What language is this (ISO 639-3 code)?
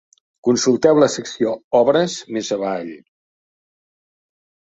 cat